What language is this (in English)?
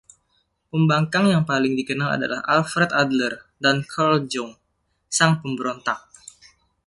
Indonesian